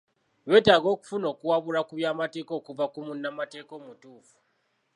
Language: Ganda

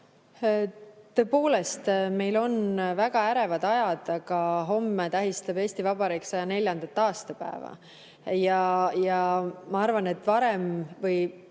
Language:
Estonian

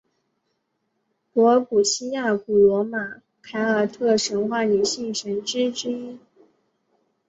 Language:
Chinese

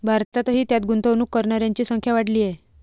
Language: Marathi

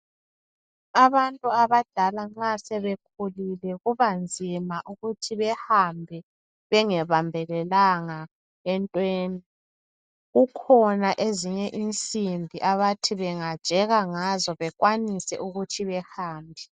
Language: North Ndebele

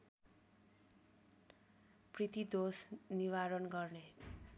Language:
Nepali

